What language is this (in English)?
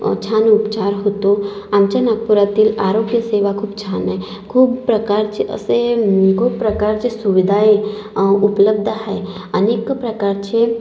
Marathi